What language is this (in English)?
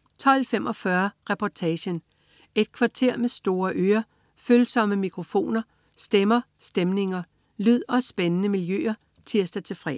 Danish